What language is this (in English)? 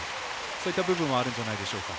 Japanese